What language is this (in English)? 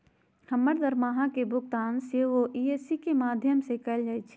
Magahi